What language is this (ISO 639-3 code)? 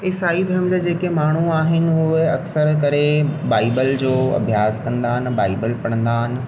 snd